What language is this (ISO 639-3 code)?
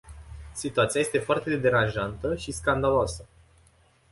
ron